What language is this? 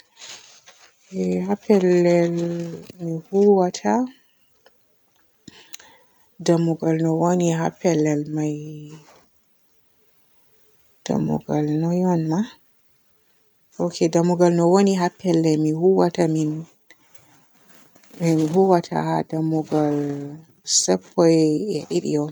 Borgu Fulfulde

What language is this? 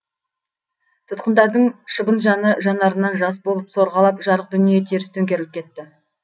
Kazakh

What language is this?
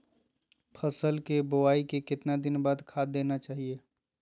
Magahi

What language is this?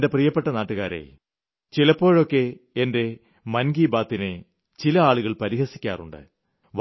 Malayalam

